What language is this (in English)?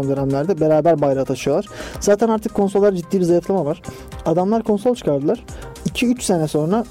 Turkish